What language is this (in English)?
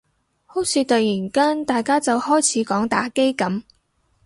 Cantonese